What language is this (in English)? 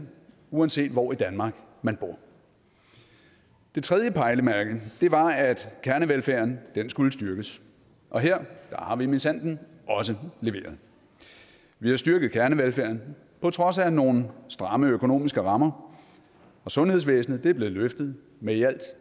Danish